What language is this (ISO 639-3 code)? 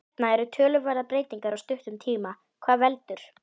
isl